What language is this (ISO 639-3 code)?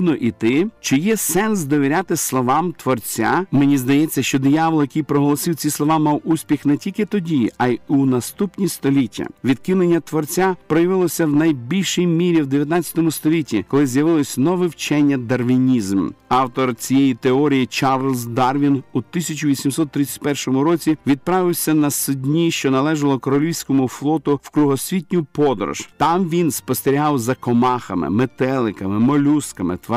ukr